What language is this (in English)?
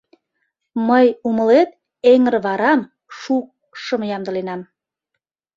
Mari